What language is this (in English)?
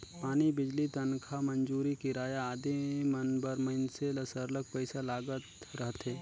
Chhattisgarhi